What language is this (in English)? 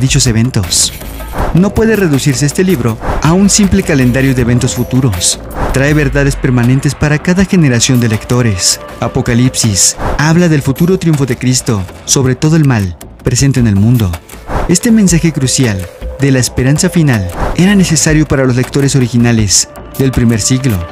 Spanish